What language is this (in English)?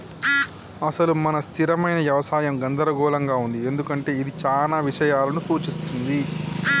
Telugu